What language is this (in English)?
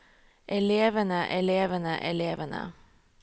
Norwegian